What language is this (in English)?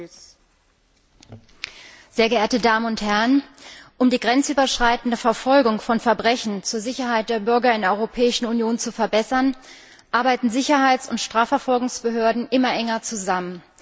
German